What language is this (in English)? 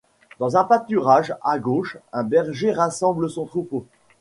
French